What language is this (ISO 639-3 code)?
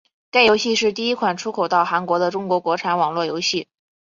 zho